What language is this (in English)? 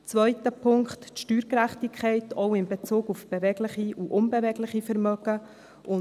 Swiss German